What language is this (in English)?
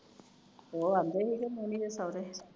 Punjabi